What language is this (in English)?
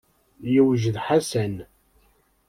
Kabyle